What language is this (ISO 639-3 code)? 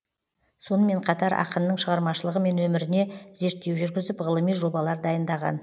kaz